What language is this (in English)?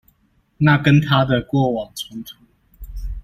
Chinese